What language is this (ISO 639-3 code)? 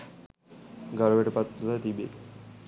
sin